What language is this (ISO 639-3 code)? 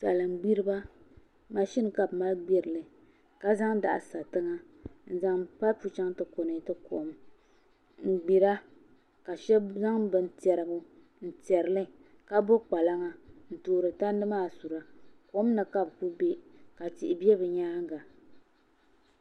dag